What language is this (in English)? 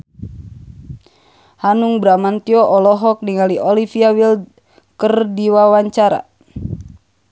Sundanese